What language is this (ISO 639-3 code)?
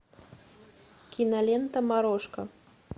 rus